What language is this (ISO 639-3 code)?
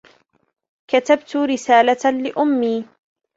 ara